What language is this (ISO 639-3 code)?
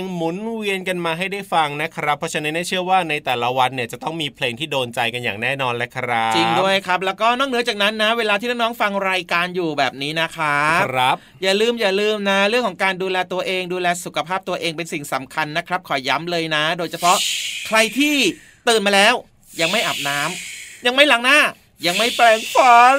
tha